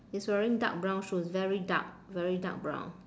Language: English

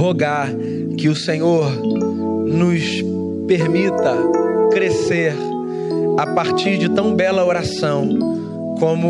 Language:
Portuguese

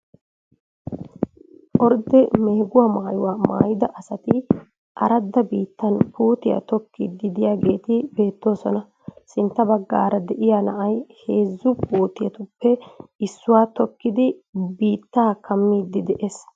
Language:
Wolaytta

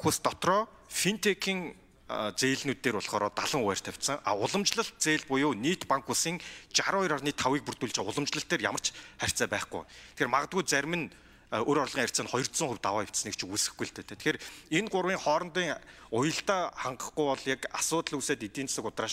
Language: Korean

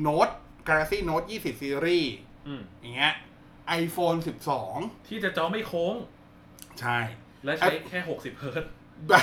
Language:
Thai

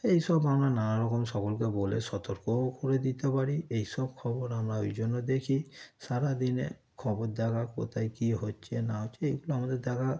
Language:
Bangla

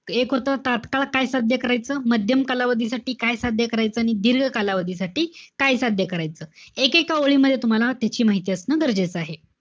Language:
Marathi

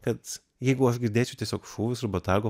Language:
Lithuanian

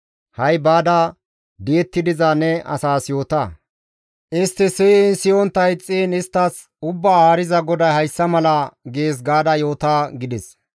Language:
Gamo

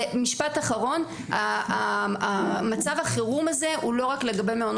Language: Hebrew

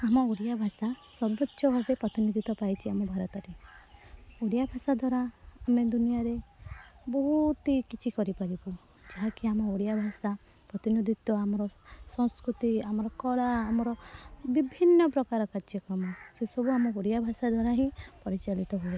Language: Odia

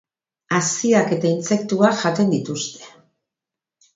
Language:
Basque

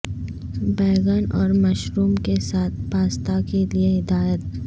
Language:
Urdu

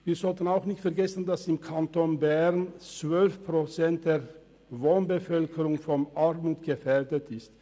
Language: Swiss German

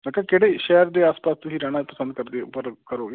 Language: Punjabi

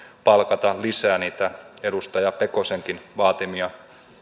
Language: Finnish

